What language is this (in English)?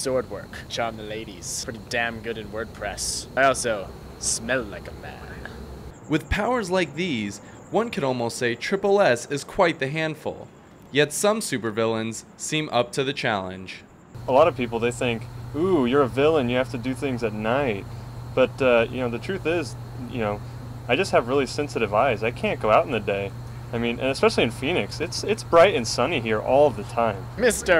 English